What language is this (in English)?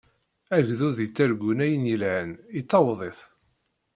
Kabyle